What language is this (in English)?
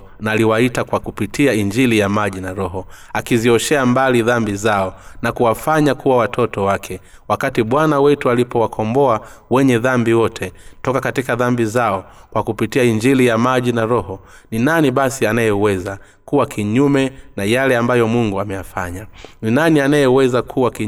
Swahili